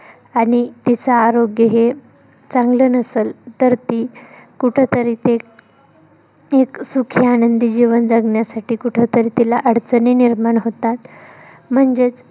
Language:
Marathi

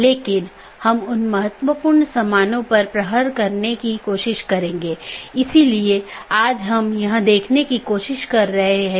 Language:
Hindi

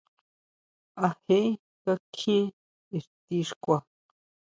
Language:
Huautla Mazatec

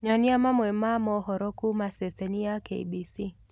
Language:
Kikuyu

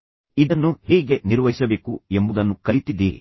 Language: Kannada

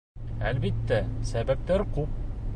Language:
Bashkir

